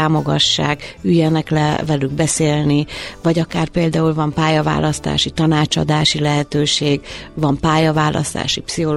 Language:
Hungarian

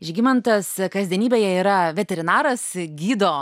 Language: Lithuanian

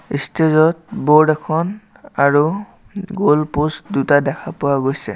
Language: Assamese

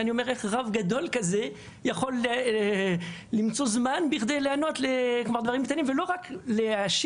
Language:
Hebrew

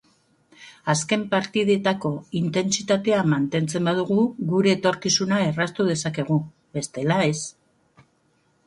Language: Basque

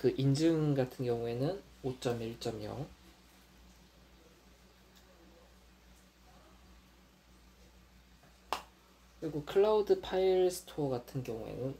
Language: Korean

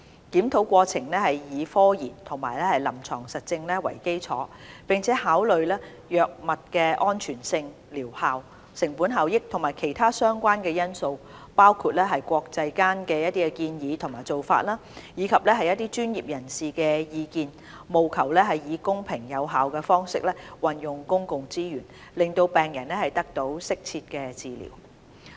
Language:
Cantonese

